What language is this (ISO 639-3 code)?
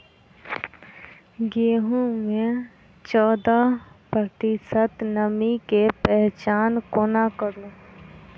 mai